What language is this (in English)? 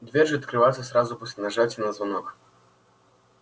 Russian